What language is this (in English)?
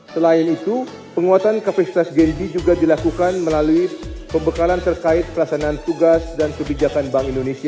Indonesian